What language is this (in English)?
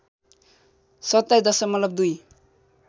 Nepali